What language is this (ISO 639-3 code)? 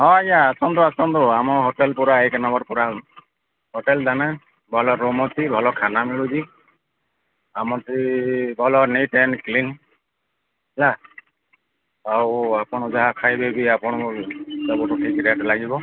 ori